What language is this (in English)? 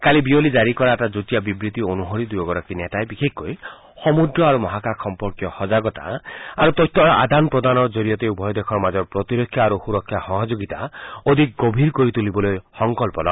Assamese